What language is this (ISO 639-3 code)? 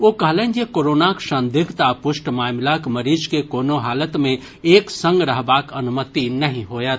mai